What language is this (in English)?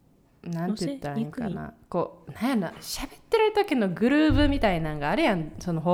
Japanese